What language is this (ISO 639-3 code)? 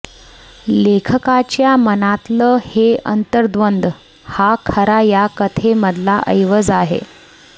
mar